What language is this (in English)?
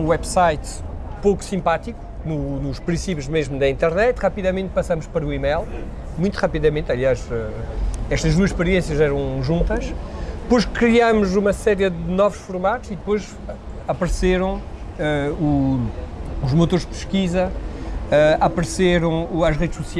Portuguese